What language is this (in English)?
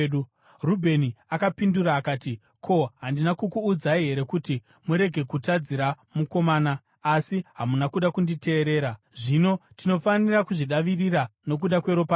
Shona